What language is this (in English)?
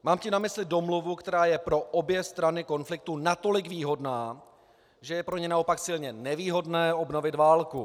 Czech